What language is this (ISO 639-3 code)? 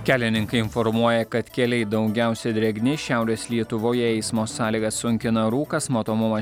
lit